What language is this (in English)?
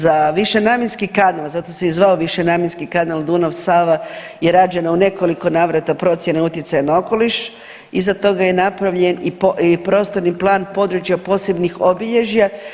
Croatian